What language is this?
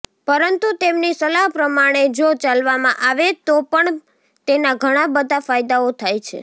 Gujarati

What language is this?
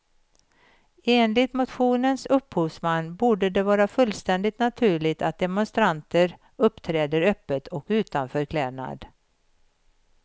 Swedish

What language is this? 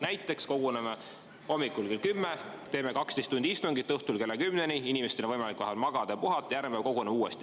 Estonian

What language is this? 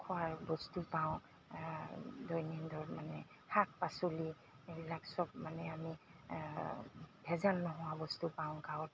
Assamese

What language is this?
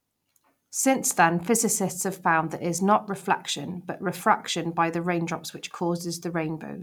English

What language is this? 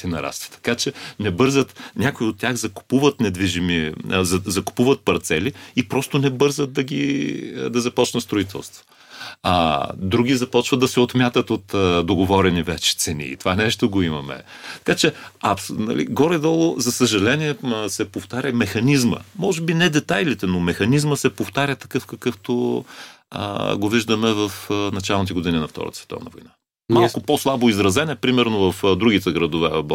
Bulgarian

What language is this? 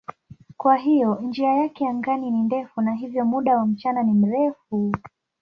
Swahili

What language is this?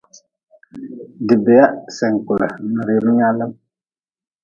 Nawdm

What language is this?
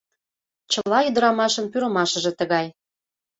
Mari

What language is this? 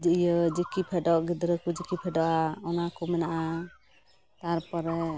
Santali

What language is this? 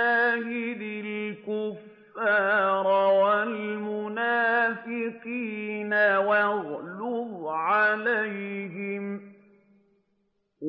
Arabic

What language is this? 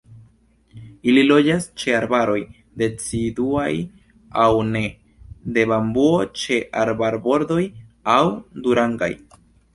Esperanto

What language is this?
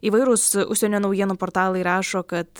Lithuanian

